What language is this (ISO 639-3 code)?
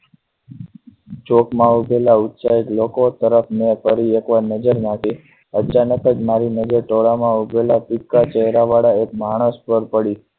guj